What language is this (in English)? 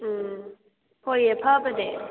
Manipuri